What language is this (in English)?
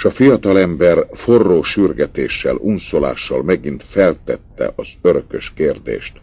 Hungarian